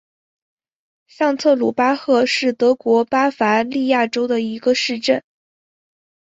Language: Chinese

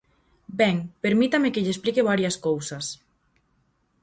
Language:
Galician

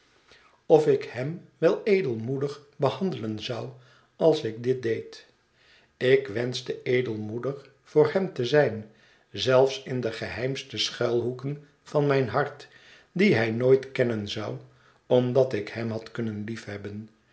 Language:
Dutch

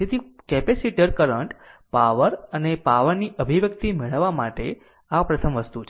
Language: Gujarati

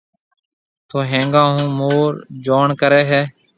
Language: Marwari (Pakistan)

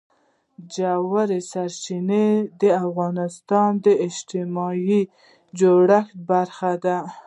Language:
Pashto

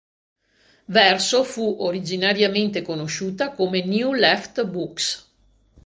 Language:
Italian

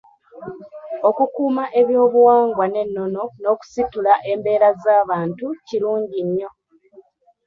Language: Ganda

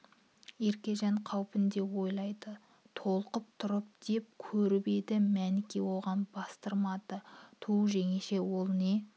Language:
Kazakh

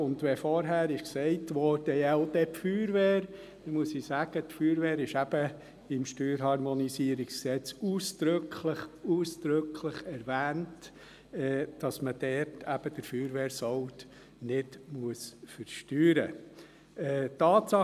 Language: Swiss German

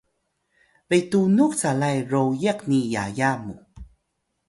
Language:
Atayal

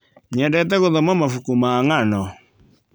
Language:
Kikuyu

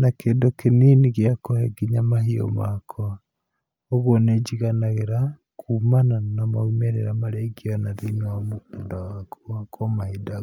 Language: Kikuyu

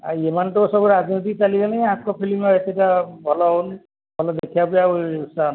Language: Odia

